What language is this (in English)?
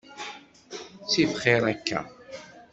Kabyle